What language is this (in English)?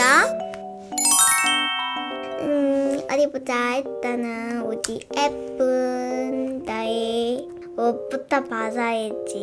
Korean